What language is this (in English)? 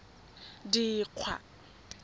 Tswana